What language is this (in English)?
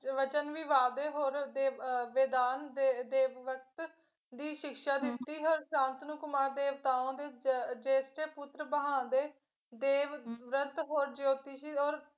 Punjabi